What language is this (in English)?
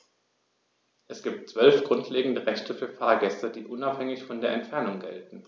German